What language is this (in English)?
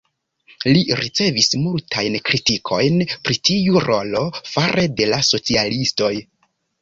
Esperanto